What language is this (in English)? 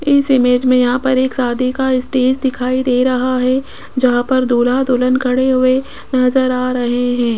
Hindi